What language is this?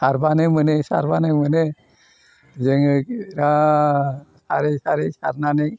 Bodo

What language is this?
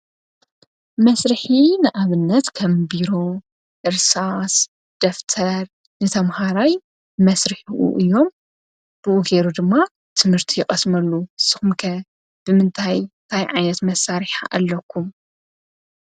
Tigrinya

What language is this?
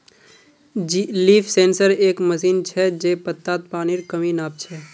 Magahi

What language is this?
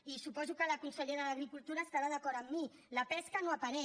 Catalan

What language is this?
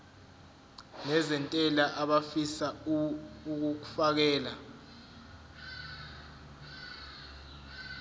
Zulu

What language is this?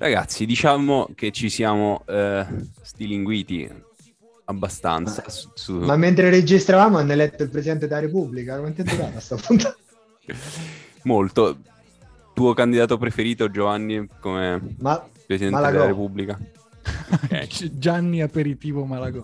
Italian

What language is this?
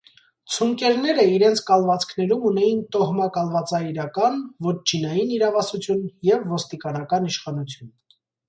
Armenian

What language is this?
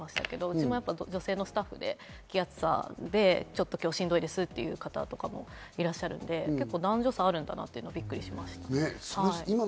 Japanese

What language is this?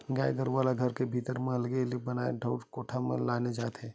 Chhattisgarhi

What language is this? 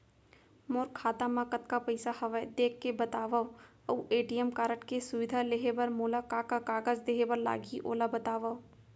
Chhattisgarhi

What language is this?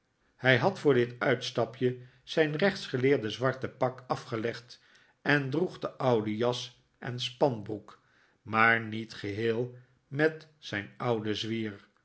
Dutch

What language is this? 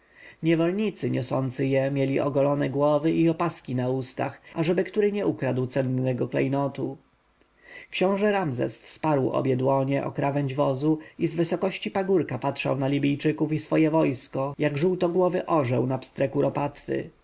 Polish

